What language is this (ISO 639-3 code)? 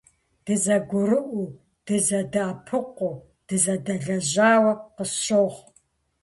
kbd